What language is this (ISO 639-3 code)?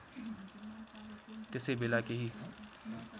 nep